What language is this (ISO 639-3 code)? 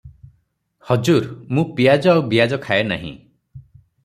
ori